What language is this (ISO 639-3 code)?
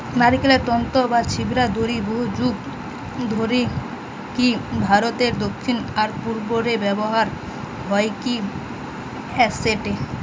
ben